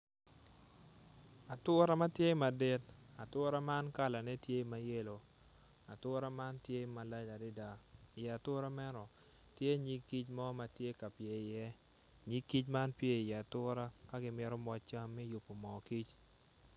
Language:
Acoli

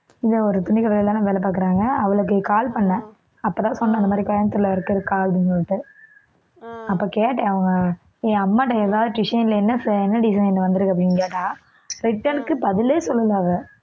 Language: Tamil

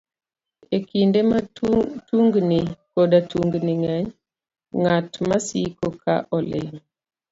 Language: Luo (Kenya and Tanzania)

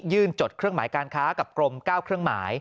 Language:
Thai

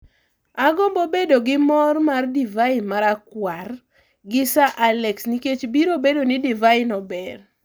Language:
Luo (Kenya and Tanzania)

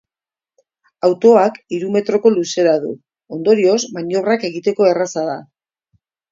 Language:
Basque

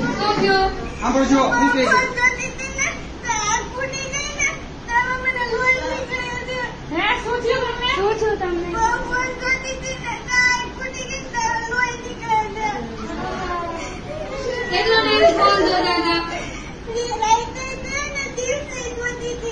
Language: Gujarati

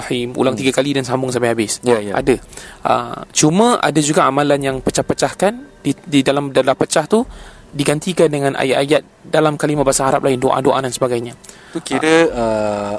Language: Malay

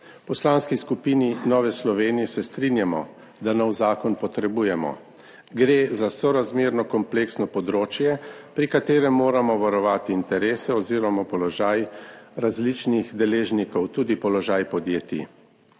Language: Slovenian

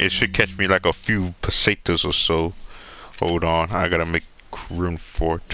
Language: English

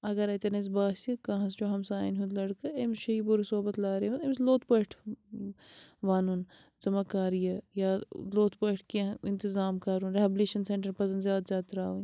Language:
Kashmiri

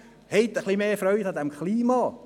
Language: Swiss German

